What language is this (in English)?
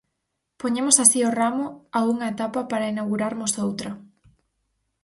Galician